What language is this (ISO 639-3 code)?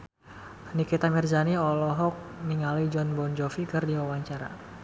sun